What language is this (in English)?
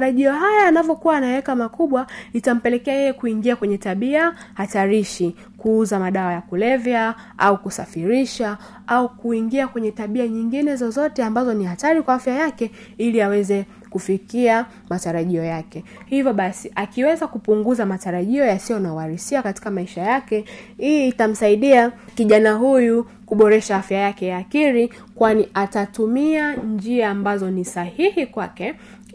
Swahili